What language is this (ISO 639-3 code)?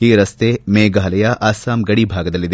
kan